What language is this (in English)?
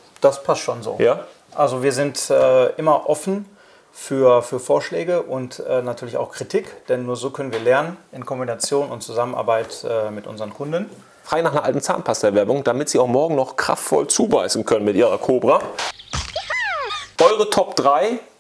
German